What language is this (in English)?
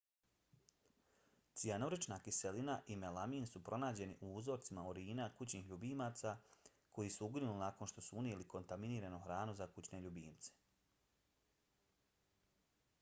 Bosnian